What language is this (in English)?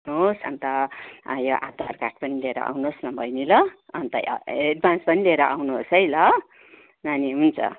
Nepali